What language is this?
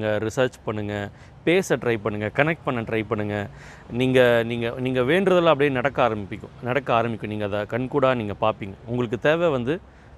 Tamil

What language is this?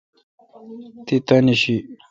Kalkoti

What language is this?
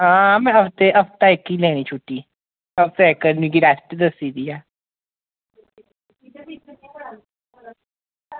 Dogri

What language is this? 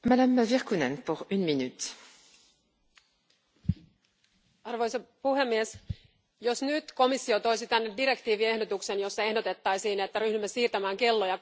Finnish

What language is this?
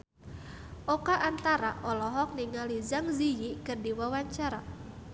Sundanese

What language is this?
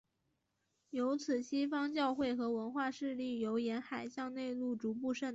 Chinese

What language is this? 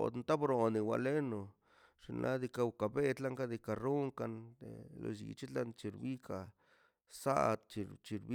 Mazaltepec Zapotec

